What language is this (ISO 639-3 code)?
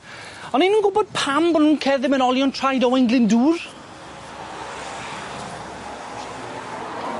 cym